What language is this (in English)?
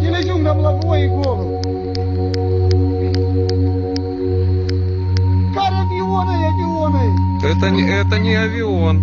Russian